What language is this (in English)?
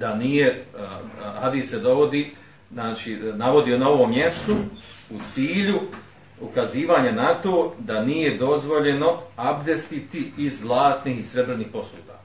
Croatian